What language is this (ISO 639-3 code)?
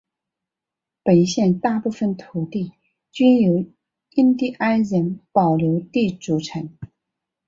zho